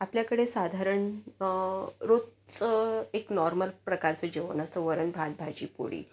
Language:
Marathi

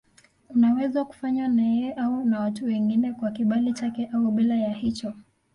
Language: Swahili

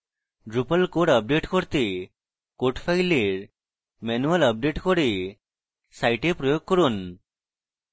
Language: Bangla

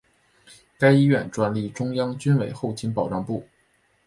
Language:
Chinese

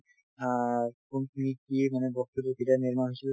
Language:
Assamese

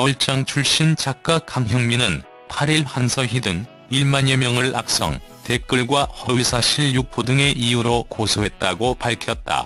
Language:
Korean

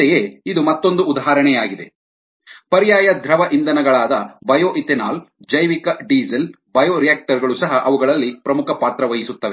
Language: Kannada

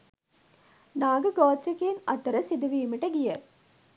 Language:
Sinhala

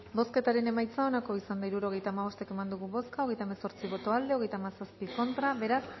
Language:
Basque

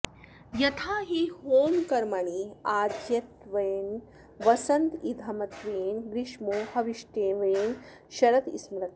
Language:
Sanskrit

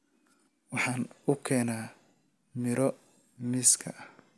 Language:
Somali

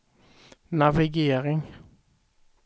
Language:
Swedish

